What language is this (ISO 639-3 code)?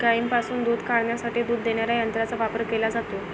mar